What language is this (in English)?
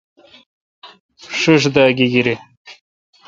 Kalkoti